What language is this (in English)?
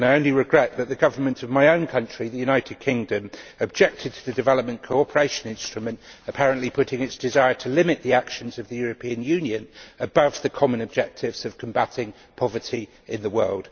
English